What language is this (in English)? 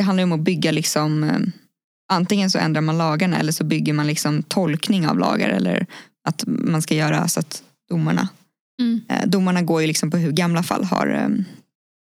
Swedish